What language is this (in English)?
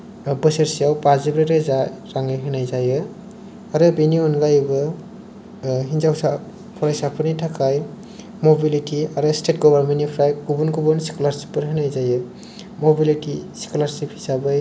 Bodo